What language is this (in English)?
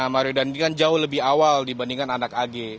Indonesian